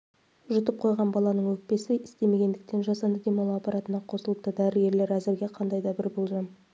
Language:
Kazakh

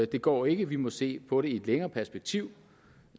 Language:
Danish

